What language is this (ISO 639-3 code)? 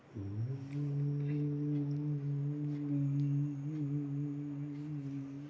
san